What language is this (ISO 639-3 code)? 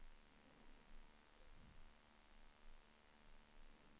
swe